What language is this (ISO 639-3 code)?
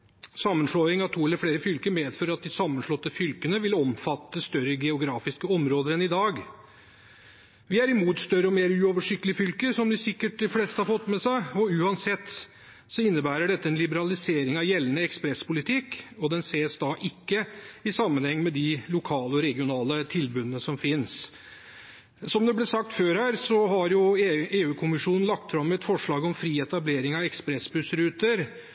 nob